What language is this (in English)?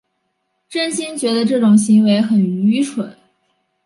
Chinese